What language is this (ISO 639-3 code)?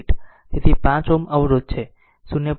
guj